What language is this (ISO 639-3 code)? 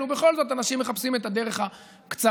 heb